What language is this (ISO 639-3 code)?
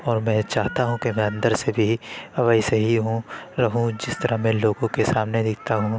urd